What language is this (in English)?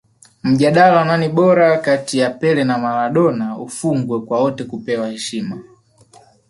Swahili